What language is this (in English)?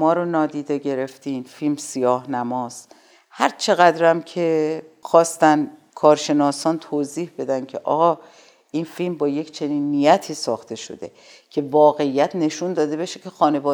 Persian